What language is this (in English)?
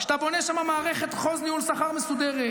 Hebrew